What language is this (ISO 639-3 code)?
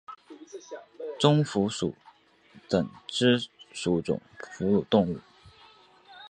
zho